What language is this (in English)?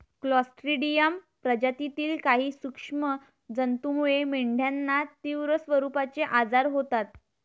Marathi